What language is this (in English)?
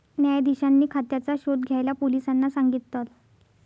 Marathi